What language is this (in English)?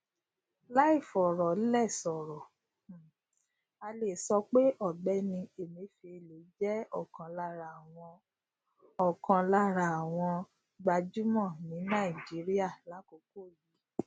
Yoruba